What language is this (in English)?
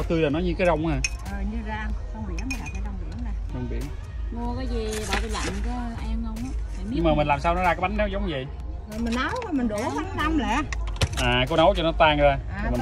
Vietnamese